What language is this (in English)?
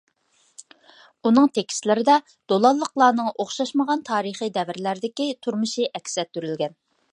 Uyghur